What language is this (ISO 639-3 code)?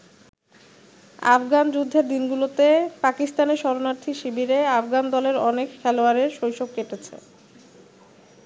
ben